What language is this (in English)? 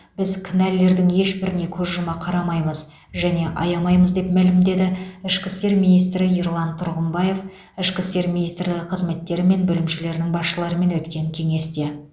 Kazakh